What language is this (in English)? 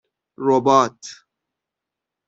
Persian